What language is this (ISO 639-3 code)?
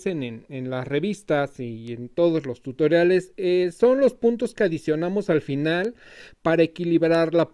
spa